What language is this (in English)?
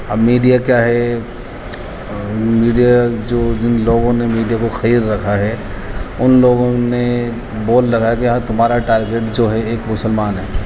Urdu